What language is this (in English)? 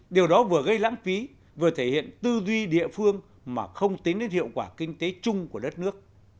Vietnamese